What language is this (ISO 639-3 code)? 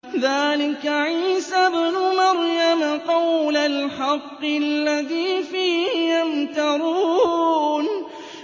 ara